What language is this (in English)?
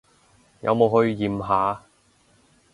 Cantonese